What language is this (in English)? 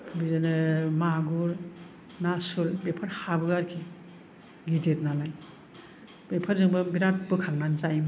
Bodo